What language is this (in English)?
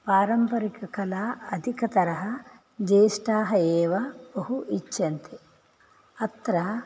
Sanskrit